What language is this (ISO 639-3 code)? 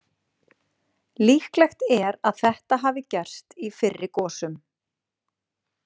isl